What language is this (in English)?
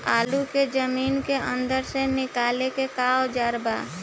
Bhojpuri